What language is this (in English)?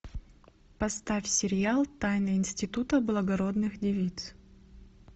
Russian